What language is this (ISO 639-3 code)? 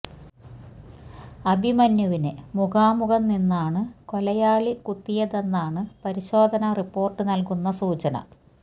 mal